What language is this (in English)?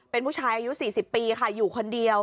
Thai